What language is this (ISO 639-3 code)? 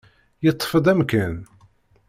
kab